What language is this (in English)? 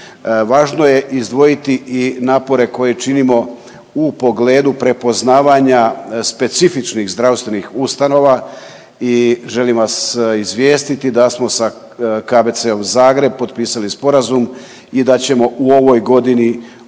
Croatian